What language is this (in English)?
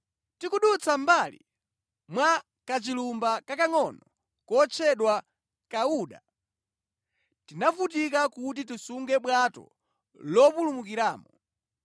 Nyanja